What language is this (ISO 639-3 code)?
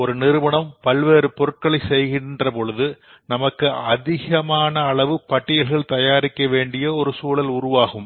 tam